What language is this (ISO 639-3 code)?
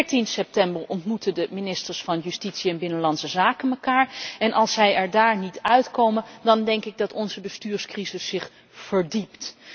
nld